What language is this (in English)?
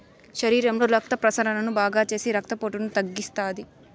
Telugu